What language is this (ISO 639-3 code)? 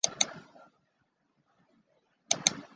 zho